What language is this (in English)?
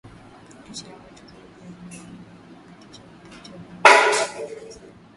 Swahili